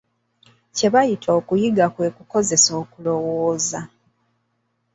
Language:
Ganda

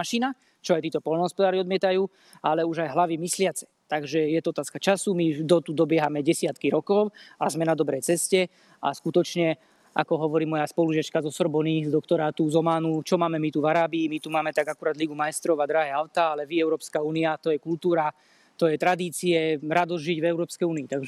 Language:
Slovak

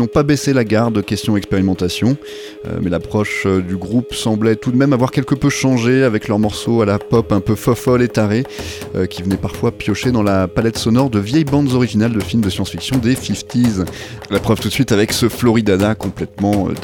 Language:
French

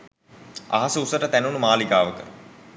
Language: Sinhala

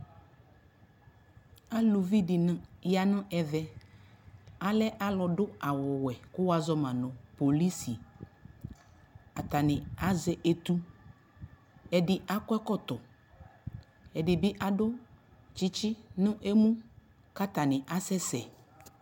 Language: Ikposo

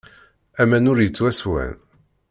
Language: Kabyle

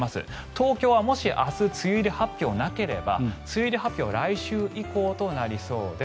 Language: Japanese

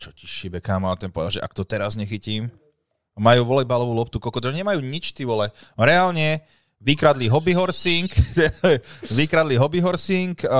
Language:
Slovak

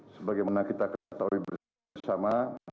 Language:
Indonesian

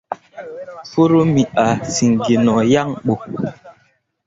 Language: Mundang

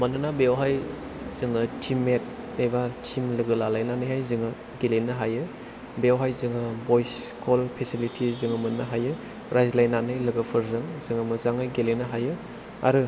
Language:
Bodo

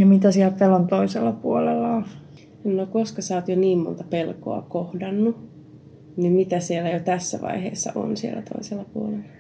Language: Finnish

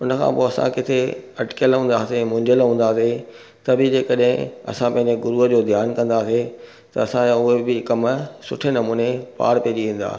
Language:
Sindhi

